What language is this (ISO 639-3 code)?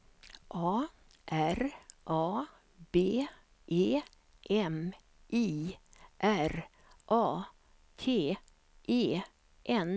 swe